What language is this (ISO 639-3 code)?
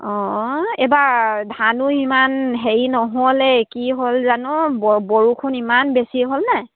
asm